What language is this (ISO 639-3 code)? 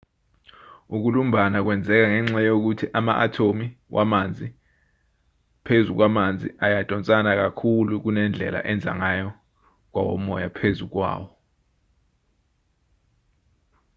zul